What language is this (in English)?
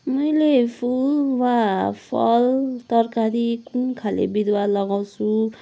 Nepali